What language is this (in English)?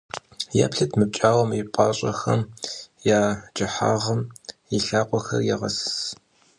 Kabardian